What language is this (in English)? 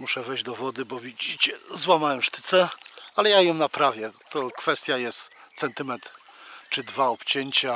Polish